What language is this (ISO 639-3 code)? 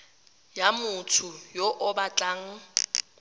tsn